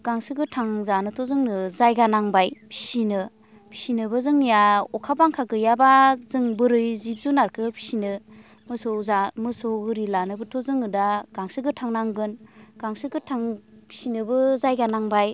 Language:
Bodo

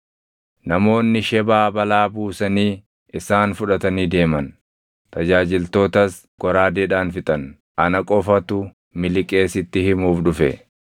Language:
Oromo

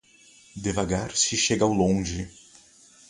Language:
Portuguese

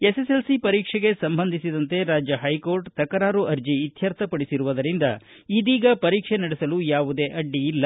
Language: Kannada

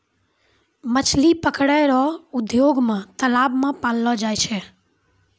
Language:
Maithili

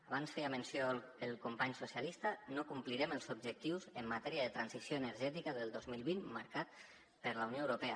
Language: Catalan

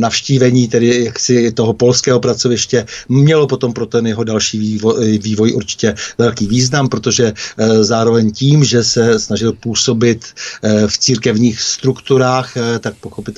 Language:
Czech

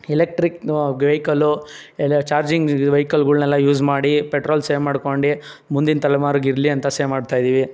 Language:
Kannada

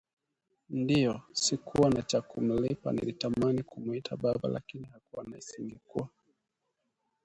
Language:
Swahili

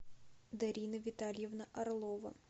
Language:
Russian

